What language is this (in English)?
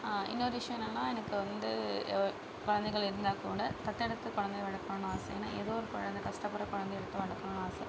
Tamil